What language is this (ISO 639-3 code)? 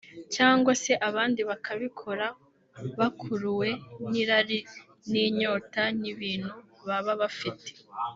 kin